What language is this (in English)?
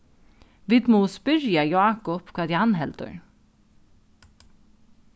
Faroese